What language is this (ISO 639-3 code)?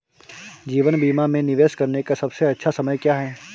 hin